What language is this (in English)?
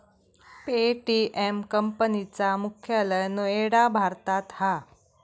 Marathi